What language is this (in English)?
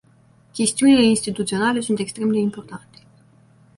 Romanian